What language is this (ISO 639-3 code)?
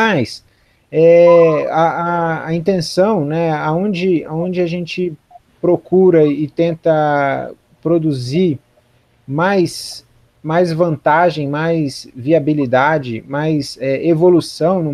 por